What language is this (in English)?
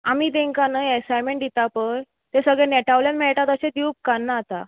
Konkani